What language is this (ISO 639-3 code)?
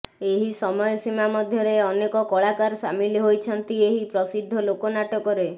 ori